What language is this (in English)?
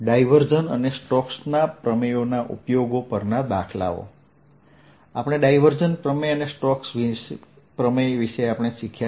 Gujarati